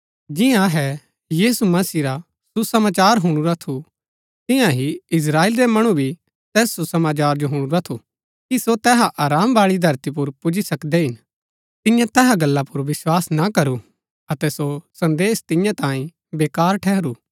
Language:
Gaddi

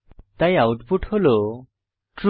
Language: Bangla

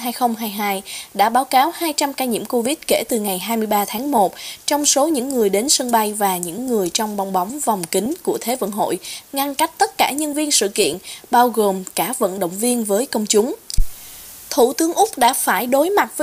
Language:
Vietnamese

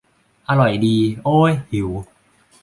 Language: Thai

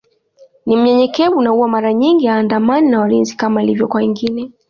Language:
Swahili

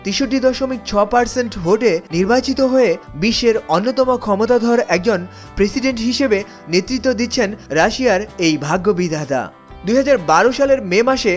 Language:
Bangla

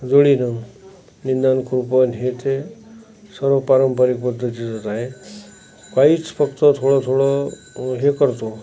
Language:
Marathi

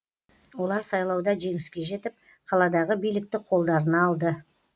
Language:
Kazakh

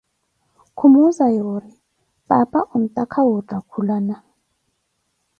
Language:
Koti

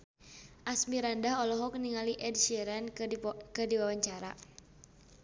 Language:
Sundanese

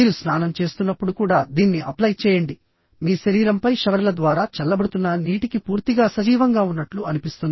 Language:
Telugu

